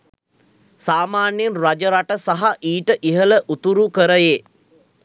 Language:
Sinhala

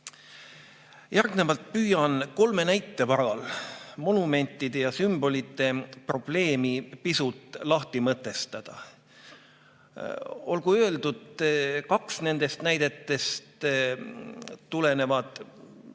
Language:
Estonian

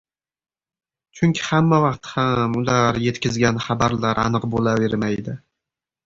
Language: Uzbek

